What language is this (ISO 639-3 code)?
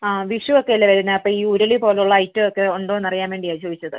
mal